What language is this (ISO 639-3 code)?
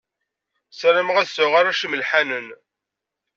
kab